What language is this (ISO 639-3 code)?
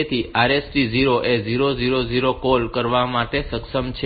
guj